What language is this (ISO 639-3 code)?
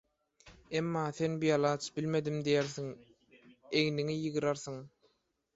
tuk